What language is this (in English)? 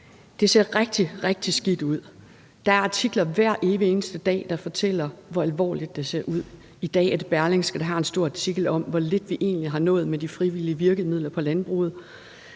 Danish